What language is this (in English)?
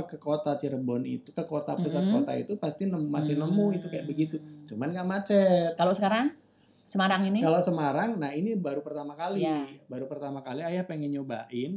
Indonesian